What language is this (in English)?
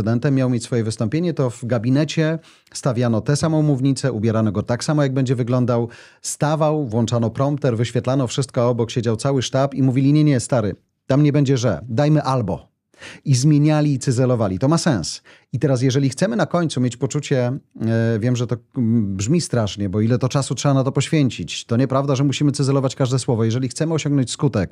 Polish